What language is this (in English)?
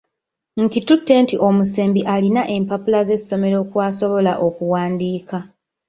Ganda